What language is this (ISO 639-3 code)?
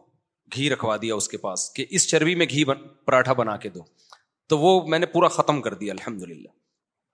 urd